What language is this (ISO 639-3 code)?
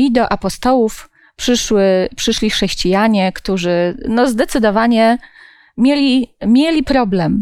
pol